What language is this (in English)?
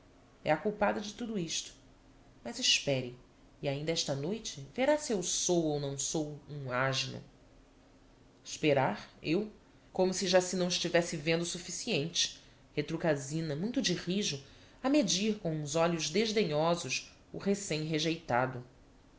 Portuguese